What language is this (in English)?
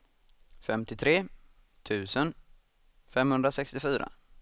Swedish